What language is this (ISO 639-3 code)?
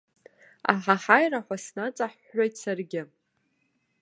abk